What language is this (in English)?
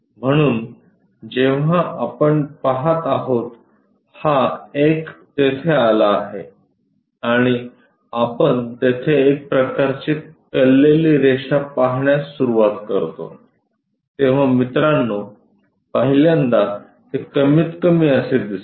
Marathi